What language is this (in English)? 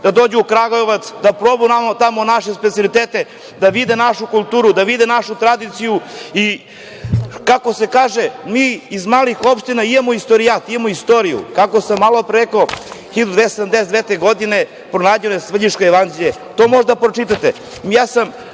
Serbian